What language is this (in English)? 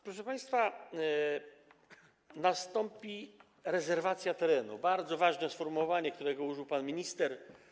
Polish